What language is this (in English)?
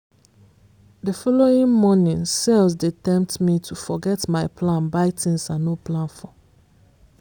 Nigerian Pidgin